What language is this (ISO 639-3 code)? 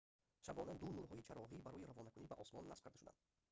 tgk